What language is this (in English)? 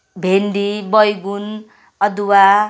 Nepali